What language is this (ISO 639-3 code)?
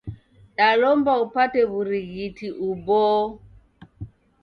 dav